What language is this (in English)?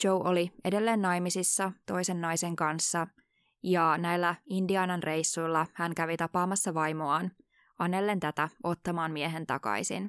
Finnish